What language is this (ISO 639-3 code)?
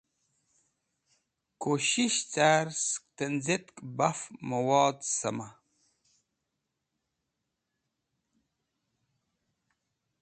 wbl